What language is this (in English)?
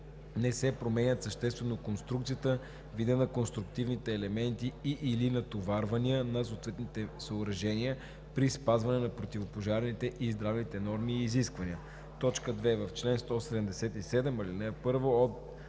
Bulgarian